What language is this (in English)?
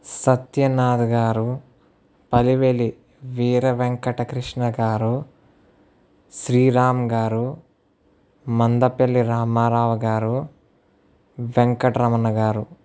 Telugu